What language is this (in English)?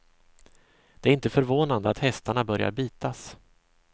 Swedish